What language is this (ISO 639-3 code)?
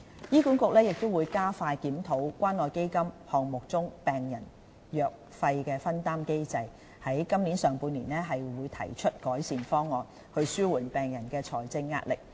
yue